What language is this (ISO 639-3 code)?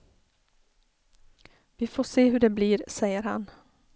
swe